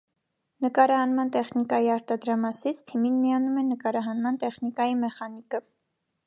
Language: Armenian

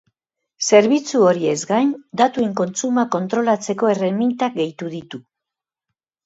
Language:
Basque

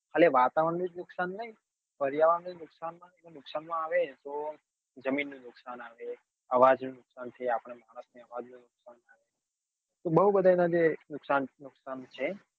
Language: Gujarati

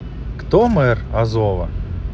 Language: Russian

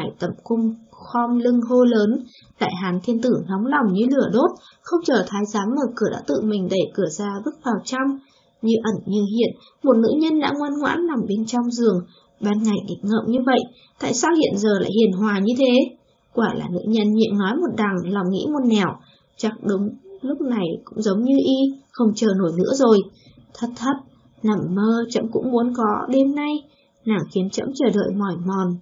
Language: Vietnamese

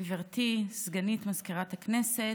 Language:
Hebrew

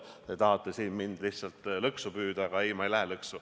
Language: Estonian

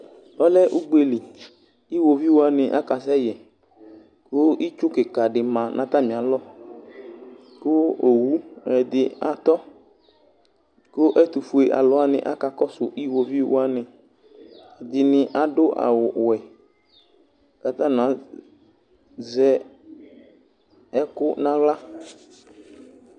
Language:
Ikposo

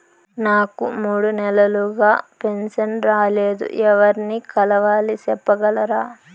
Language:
Telugu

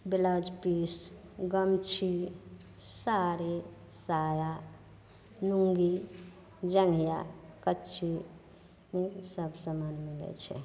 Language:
Maithili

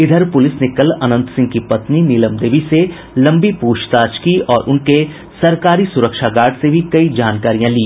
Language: Hindi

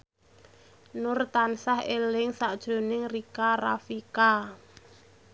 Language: Javanese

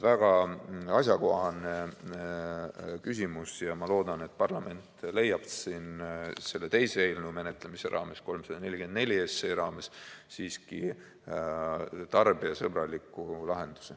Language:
Estonian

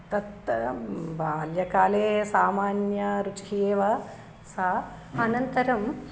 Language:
Sanskrit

